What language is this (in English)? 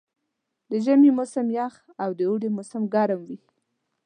Pashto